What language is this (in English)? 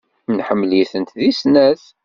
Kabyle